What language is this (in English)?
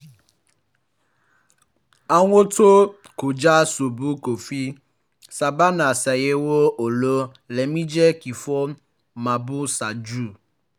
Yoruba